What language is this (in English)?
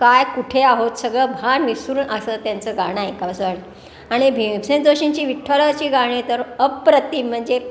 Marathi